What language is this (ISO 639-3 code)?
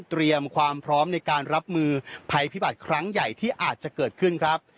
tha